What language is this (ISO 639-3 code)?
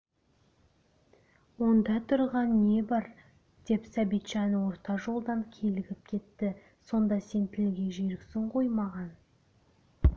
kaz